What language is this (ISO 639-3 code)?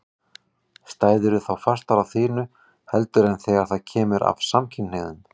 isl